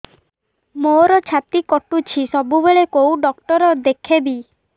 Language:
Odia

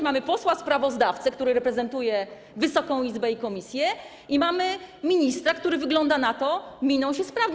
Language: Polish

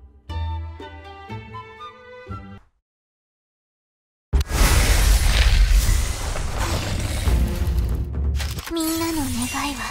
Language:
Japanese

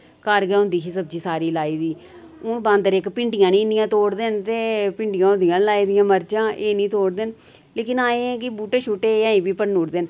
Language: Dogri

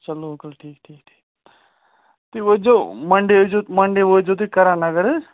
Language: Kashmiri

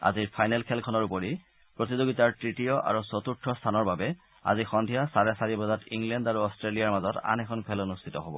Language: Assamese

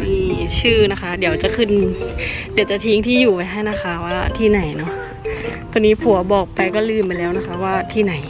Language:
Thai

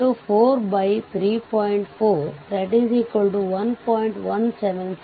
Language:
Kannada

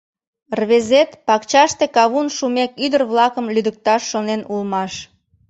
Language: Mari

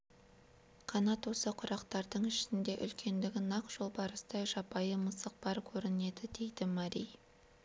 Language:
Kazakh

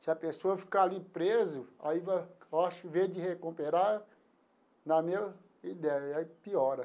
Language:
Portuguese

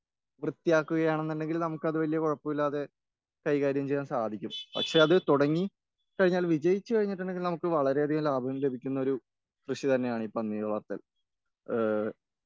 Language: Malayalam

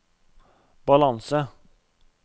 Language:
Norwegian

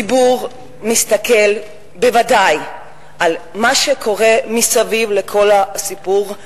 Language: Hebrew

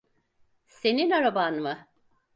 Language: Turkish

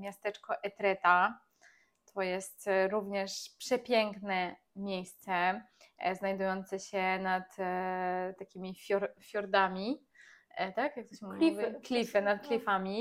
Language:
Polish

